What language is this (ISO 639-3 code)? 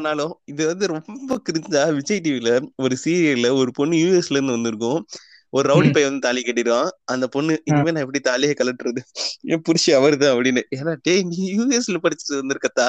tam